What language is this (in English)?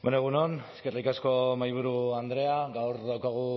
Basque